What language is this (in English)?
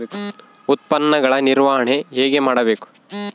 Kannada